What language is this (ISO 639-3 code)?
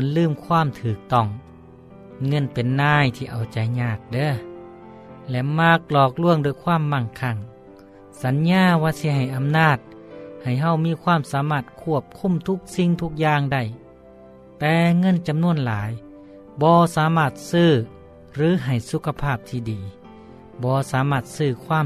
tha